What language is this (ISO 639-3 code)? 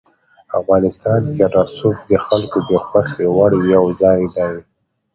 pus